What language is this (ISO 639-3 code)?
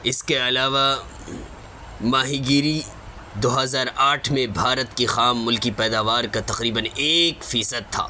urd